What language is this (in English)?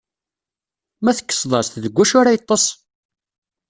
Kabyle